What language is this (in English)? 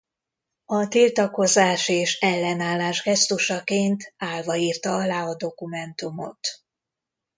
Hungarian